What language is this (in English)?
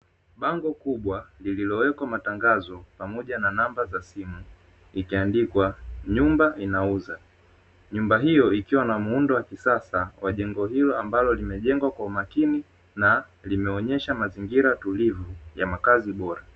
Swahili